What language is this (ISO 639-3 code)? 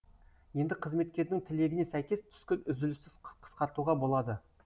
kaz